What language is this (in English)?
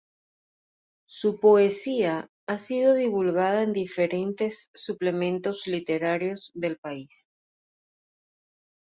Spanish